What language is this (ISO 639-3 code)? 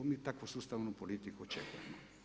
hrv